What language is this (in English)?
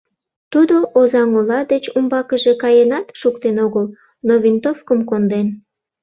Mari